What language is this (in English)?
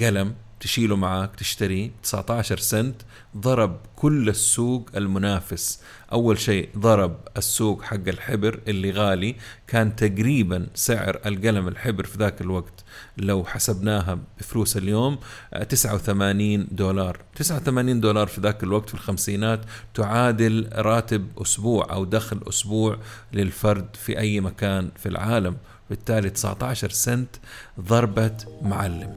Arabic